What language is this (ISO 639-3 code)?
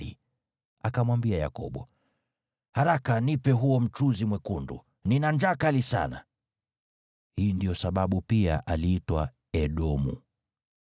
swa